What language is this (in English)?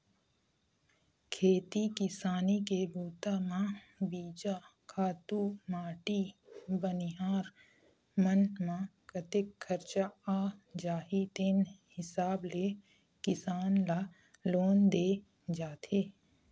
Chhattisgarhi